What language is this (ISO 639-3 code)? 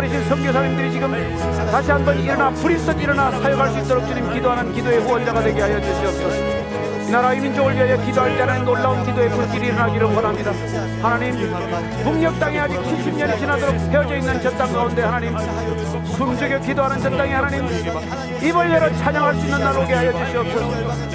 kor